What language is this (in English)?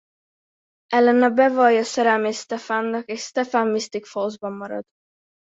Hungarian